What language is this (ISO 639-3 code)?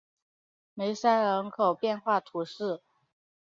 zho